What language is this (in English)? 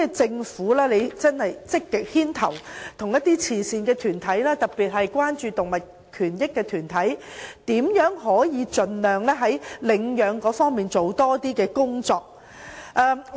Cantonese